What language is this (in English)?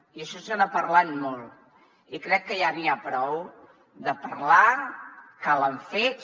Catalan